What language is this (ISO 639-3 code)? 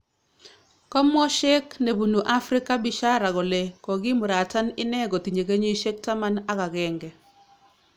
kln